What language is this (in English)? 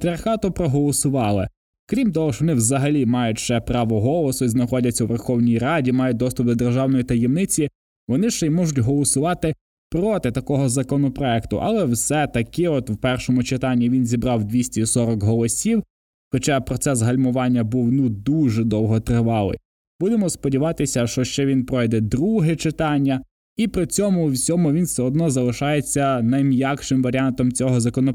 Ukrainian